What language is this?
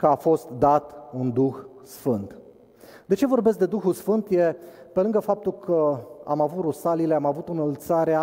Romanian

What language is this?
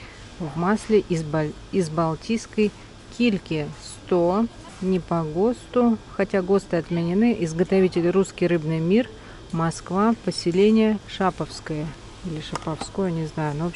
Russian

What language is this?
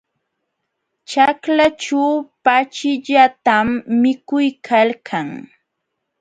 Jauja Wanca Quechua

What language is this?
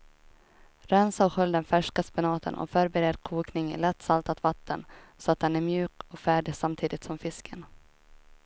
Swedish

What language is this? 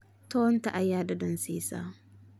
Somali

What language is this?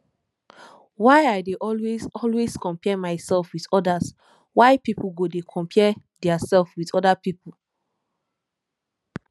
Nigerian Pidgin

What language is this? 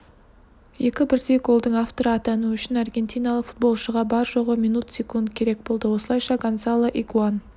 Kazakh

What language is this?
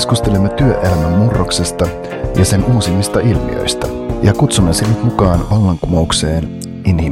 Finnish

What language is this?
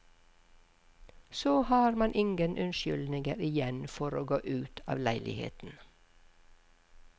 Norwegian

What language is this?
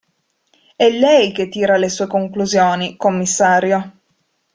Italian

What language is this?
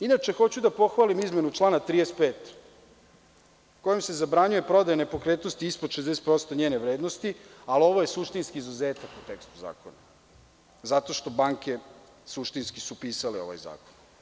Serbian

